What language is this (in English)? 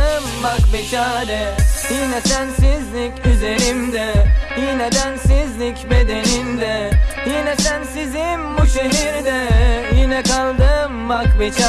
Turkish